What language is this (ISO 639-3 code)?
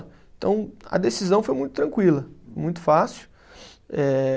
por